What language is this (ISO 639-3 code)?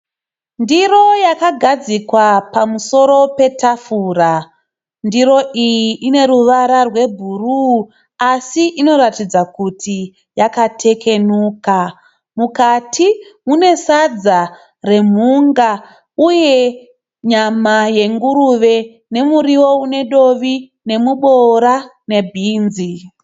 sna